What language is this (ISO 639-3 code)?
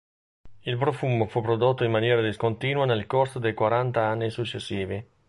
ita